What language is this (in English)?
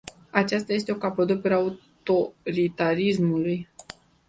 Romanian